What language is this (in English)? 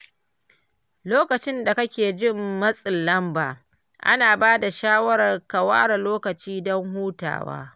Hausa